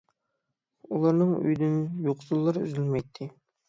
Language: Uyghur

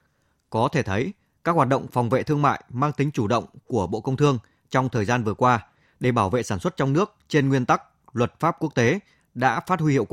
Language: Vietnamese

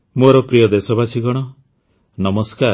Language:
Odia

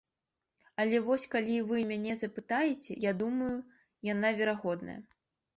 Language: Belarusian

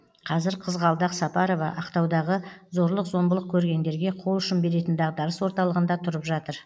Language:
Kazakh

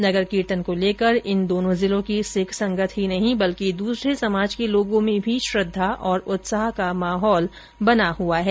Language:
Hindi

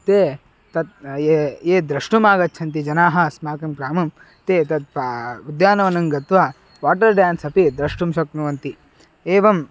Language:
Sanskrit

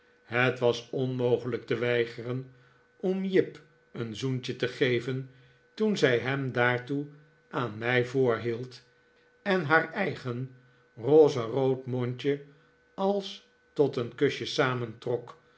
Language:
Dutch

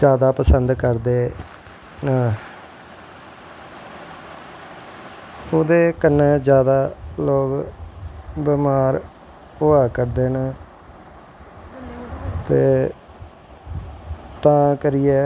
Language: Dogri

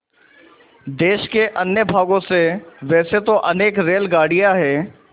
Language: Hindi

